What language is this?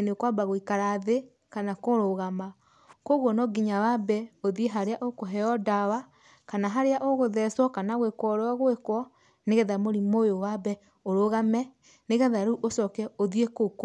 Kikuyu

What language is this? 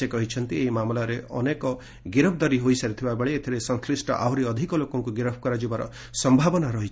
Odia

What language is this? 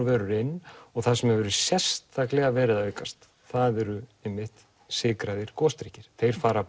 Icelandic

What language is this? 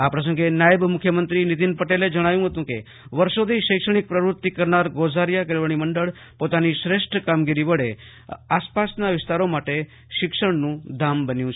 Gujarati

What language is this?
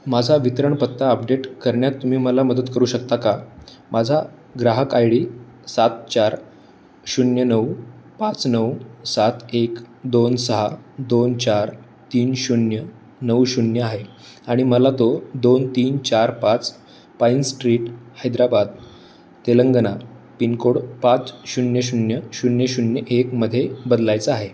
Marathi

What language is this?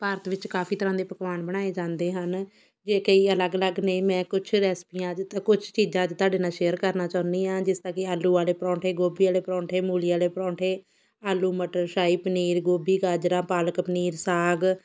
Punjabi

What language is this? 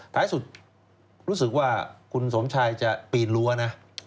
Thai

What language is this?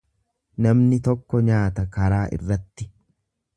Oromo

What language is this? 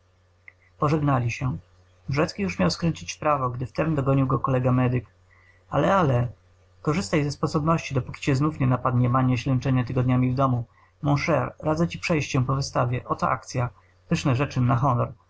Polish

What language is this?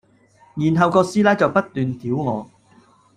Cantonese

